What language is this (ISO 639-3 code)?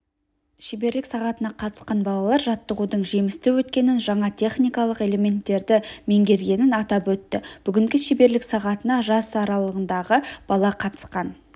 kaz